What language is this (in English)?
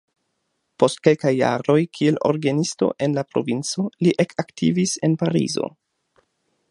Esperanto